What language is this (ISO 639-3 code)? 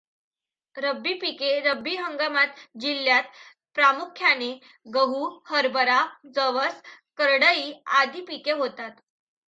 mar